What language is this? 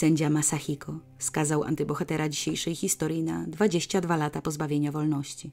Polish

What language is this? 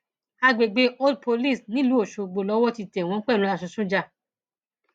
Yoruba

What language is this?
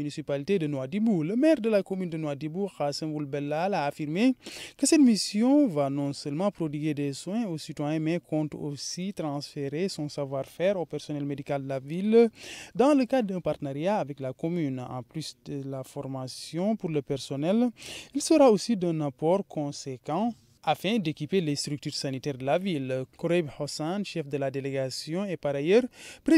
French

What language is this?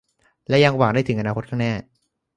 Thai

